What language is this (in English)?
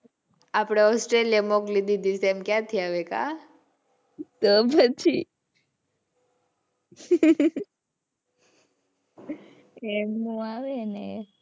Gujarati